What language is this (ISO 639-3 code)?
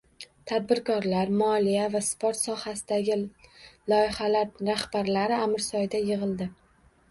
uzb